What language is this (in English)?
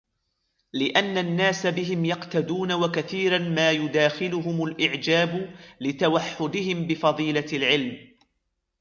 Arabic